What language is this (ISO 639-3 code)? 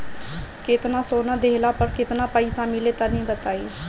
bho